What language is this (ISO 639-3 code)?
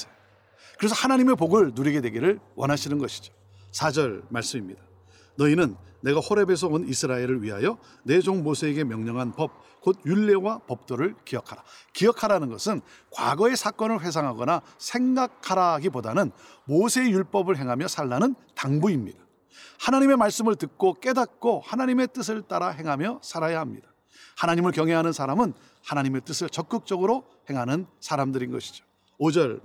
kor